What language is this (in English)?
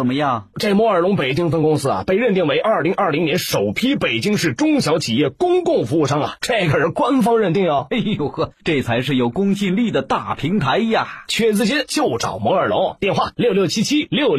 Chinese